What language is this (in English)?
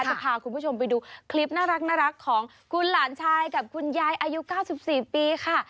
Thai